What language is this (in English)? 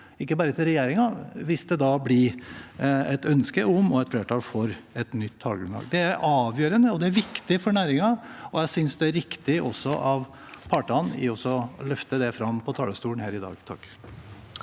Norwegian